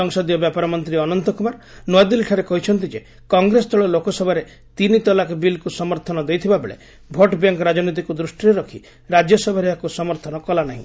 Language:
Odia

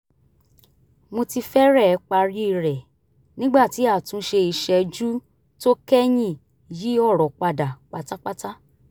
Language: Yoruba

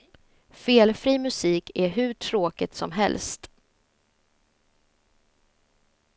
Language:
Swedish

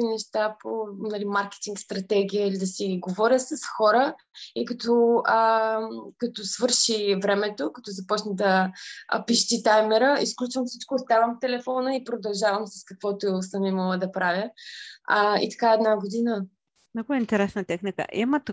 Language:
Bulgarian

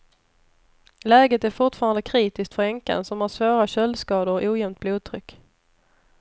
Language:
Swedish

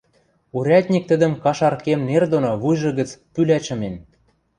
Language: Western Mari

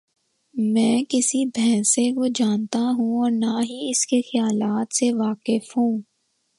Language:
Urdu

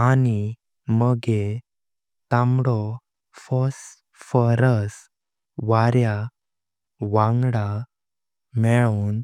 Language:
Konkani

